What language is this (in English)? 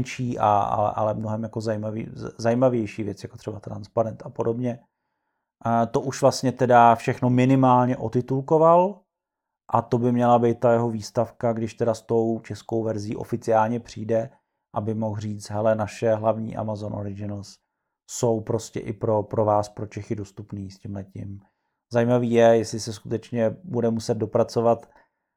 Czech